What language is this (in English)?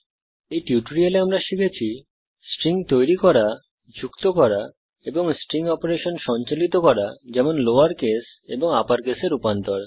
Bangla